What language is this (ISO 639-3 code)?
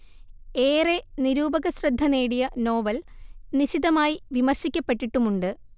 mal